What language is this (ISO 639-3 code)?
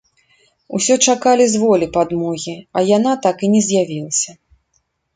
bel